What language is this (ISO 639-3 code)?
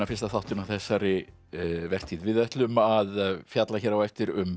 isl